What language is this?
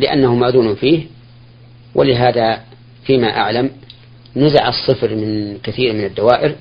Arabic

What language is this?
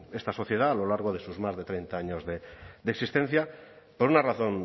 Spanish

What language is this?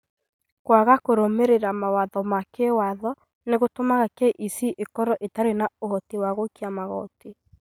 Kikuyu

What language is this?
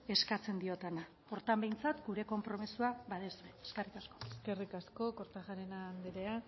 Basque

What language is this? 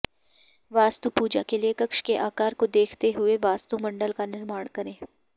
Sanskrit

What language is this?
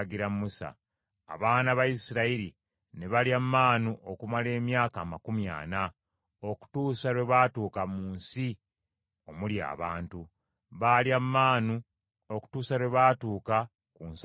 Ganda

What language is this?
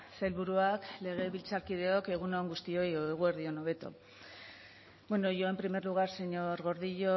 Basque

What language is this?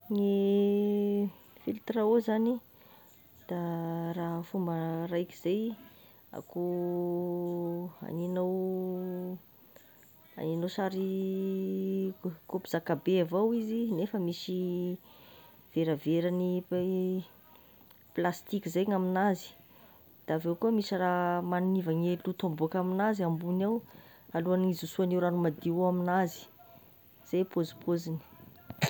Tesaka Malagasy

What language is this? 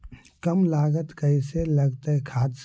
Magahi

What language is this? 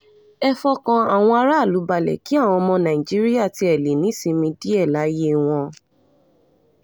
Yoruba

